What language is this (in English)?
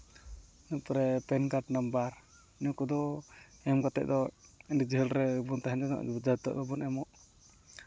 Santali